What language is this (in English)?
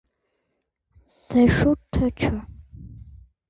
Armenian